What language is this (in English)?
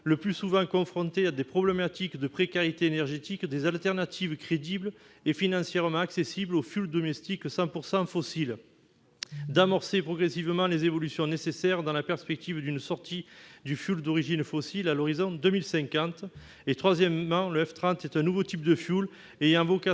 French